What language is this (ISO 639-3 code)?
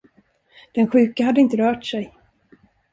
swe